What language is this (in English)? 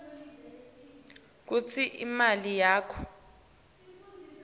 Swati